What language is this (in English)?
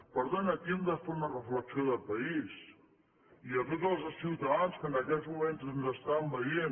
Catalan